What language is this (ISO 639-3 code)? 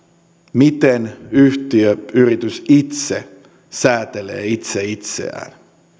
fin